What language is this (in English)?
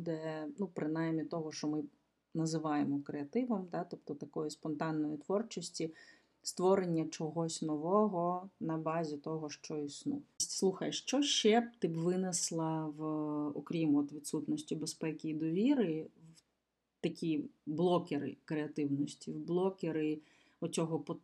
Ukrainian